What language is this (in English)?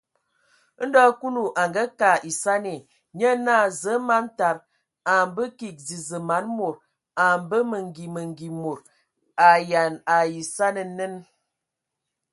Ewondo